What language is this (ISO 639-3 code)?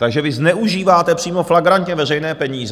ces